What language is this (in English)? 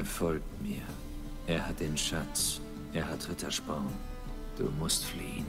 German